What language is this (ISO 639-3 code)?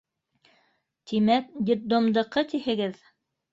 bak